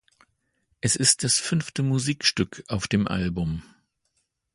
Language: German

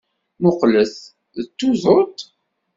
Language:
Kabyle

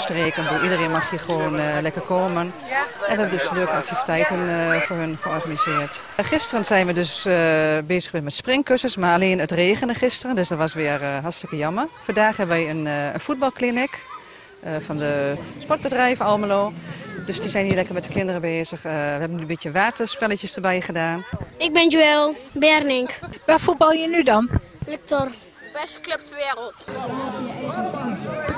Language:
Dutch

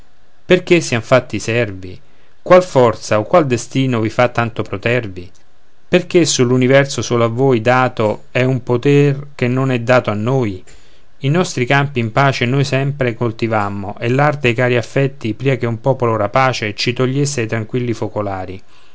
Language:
Italian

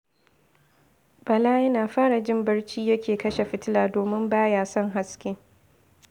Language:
Hausa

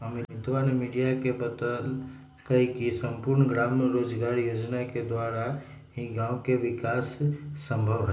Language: Magahi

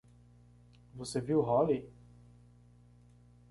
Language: Portuguese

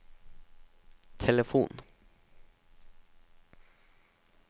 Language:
Norwegian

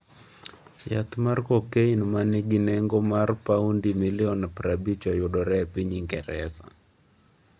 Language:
Luo (Kenya and Tanzania)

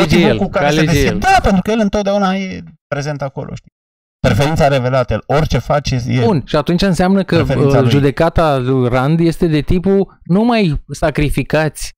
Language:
Romanian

